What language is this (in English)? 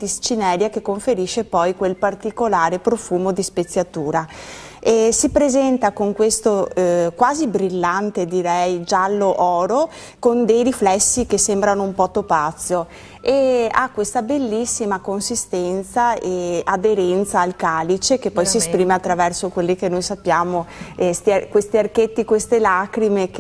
Italian